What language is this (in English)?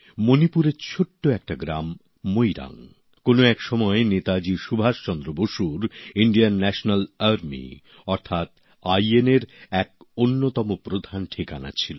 Bangla